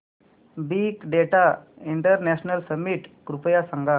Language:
Marathi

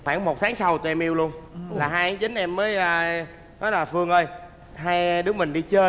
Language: Vietnamese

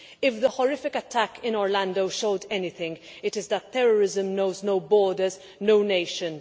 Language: English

